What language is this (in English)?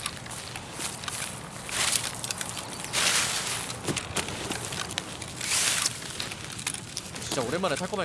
Korean